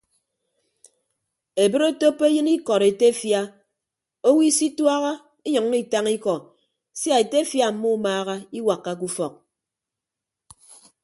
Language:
Ibibio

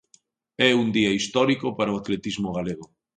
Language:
Galician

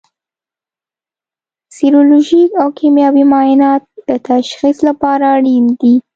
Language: Pashto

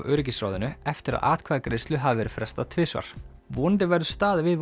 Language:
Icelandic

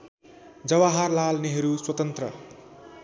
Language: Nepali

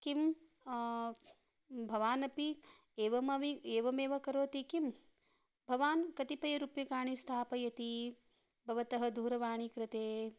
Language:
Sanskrit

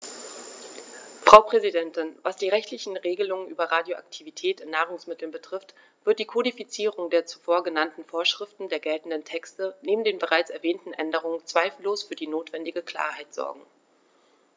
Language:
German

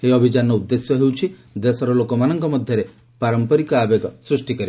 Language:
Odia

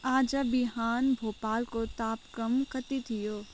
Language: Nepali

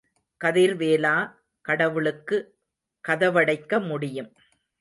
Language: Tamil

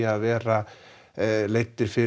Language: Icelandic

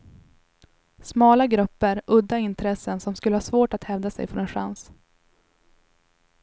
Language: Swedish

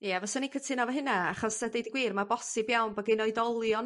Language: Welsh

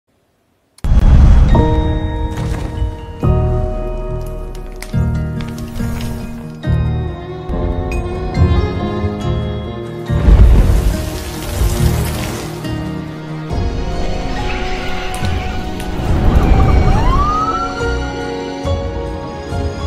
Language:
Korean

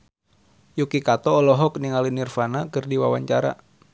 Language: Sundanese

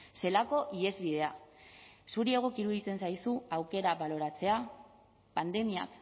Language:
Basque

